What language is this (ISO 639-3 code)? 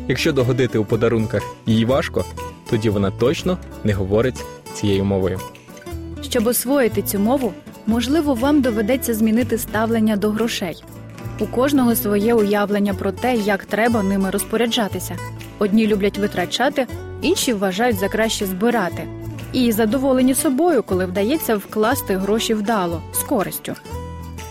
ukr